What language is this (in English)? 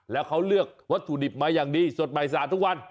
Thai